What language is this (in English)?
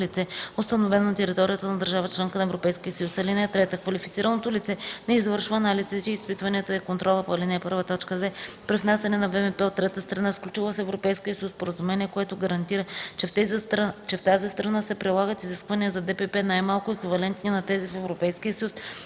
Bulgarian